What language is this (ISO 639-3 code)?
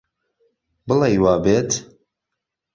ckb